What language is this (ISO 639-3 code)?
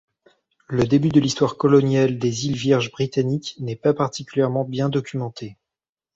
fra